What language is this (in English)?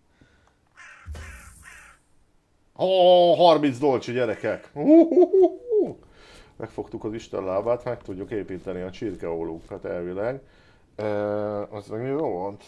Hungarian